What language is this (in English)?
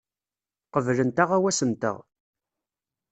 Kabyle